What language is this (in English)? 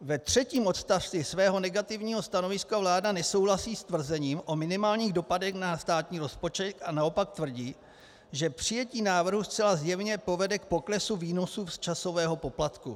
Czech